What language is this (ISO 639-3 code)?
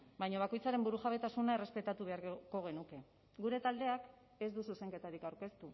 eus